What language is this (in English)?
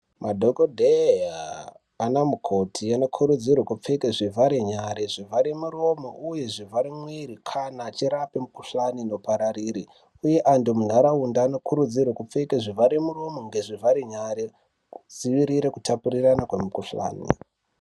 Ndau